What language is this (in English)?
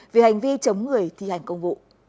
Vietnamese